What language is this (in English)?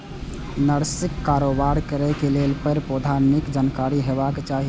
Maithili